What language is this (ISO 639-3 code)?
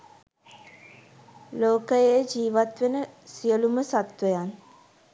sin